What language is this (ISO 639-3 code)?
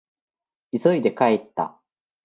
jpn